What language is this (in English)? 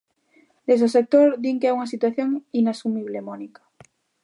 Galician